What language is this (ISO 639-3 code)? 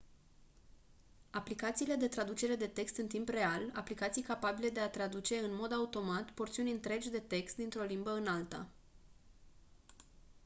ron